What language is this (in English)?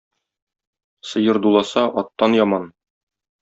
Tatar